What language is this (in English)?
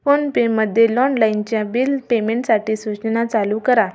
Marathi